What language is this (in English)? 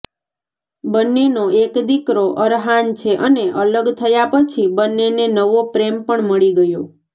Gujarati